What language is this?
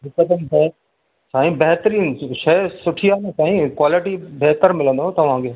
Sindhi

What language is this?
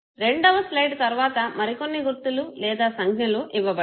Telugu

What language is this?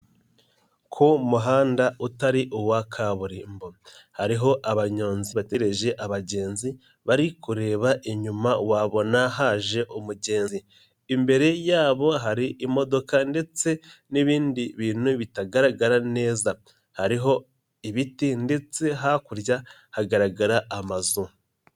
Kinyarwanda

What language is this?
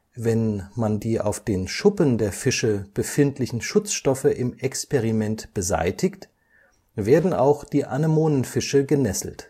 German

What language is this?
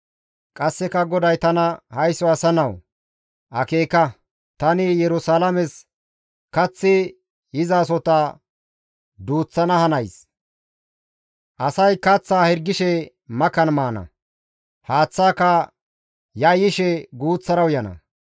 Gamo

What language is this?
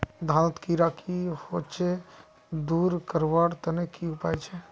Magahi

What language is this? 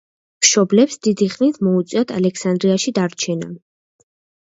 Georgian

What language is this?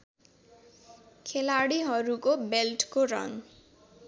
Nepali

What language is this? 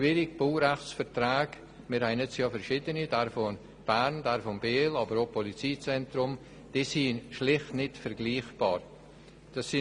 Swiss German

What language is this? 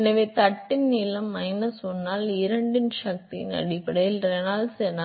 Tamil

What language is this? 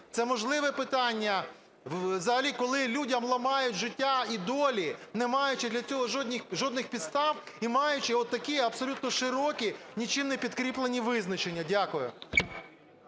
Ukrainian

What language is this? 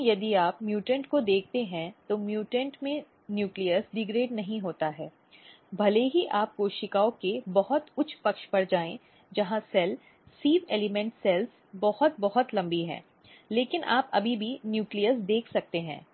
Hindi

